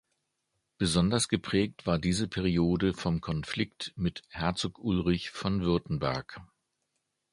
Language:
German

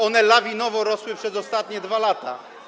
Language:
Polish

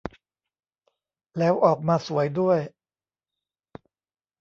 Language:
Thai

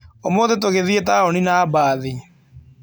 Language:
Kikuyu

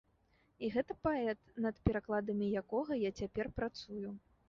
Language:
Belarusian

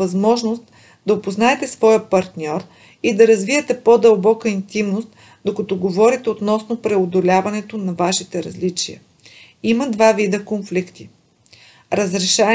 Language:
Bulgarian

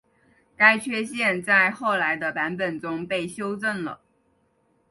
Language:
Chinese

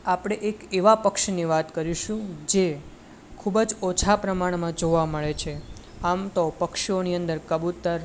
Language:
Gujarati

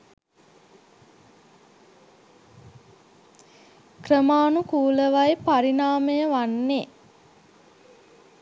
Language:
Sinhala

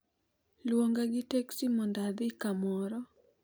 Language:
Luo (Kenya and Tanzania)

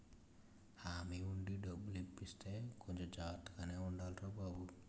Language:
Telugu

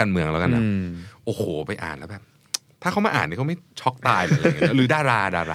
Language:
Thai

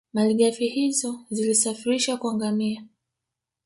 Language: Swahili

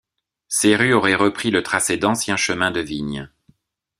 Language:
French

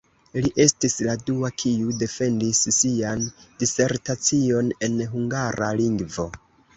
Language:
Esperanto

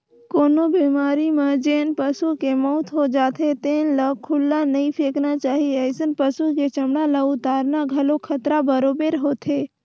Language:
Chhattisgarhi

